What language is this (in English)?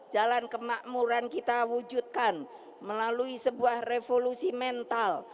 Indonesian